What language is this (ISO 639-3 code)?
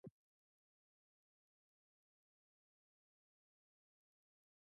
slv